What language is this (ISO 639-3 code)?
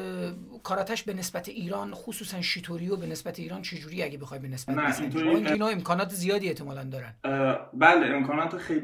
fas